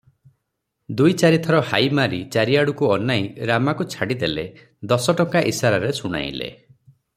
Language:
Odia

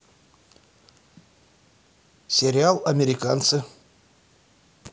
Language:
Russian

